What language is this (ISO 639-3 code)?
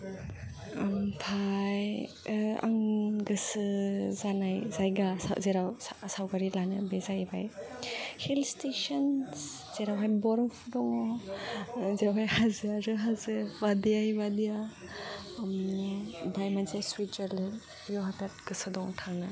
brx